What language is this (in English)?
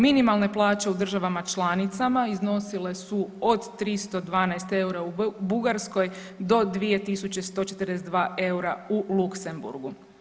Croatian